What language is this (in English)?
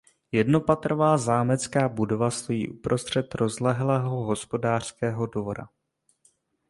Czech